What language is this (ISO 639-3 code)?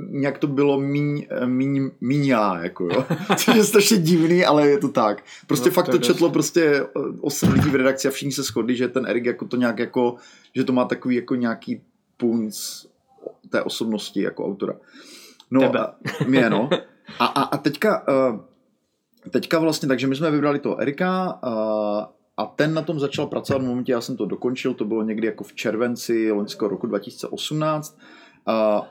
ces